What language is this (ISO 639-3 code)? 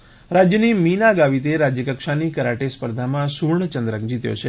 guj